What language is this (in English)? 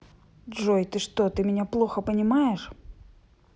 Russian